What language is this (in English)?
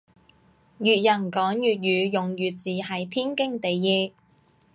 Cantonese